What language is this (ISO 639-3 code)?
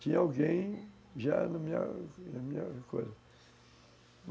por